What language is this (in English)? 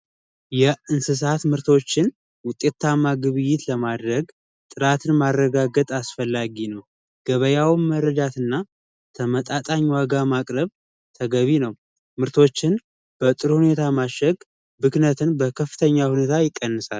Amharic